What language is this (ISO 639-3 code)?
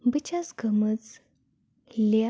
kas